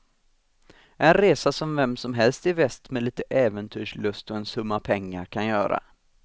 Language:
Swedish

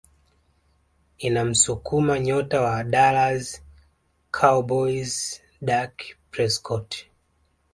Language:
Swahili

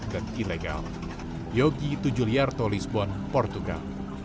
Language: Indonesian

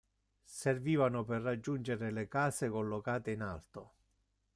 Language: Italian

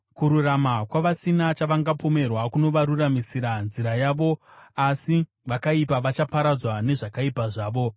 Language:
Shona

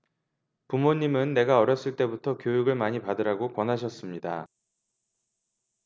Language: Korean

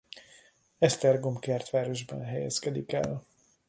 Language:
Hungarian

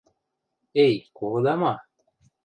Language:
Western Mari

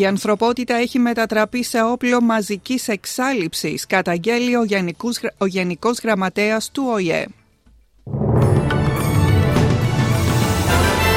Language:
Greek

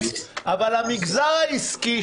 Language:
Hebrew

